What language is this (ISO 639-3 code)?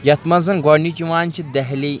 kas